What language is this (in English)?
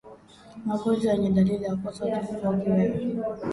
Swahili